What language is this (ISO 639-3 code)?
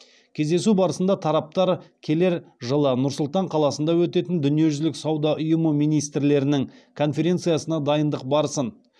kaz